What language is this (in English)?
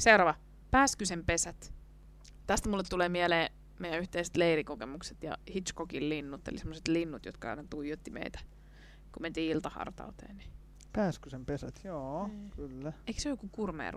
Finnish